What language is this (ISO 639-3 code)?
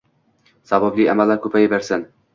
uzb